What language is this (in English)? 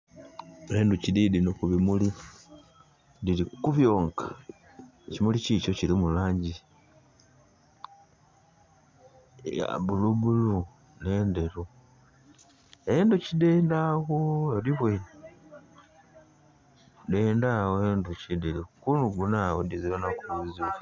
Soga